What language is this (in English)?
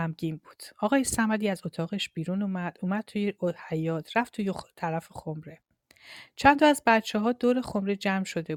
Persian